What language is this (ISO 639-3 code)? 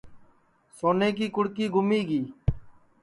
ssi